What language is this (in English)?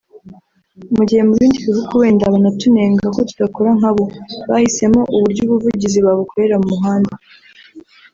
Kinyarwanda